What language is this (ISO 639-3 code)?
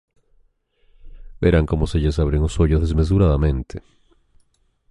glg